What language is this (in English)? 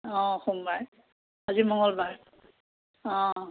Assamese